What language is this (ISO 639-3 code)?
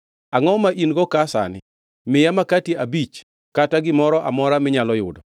luo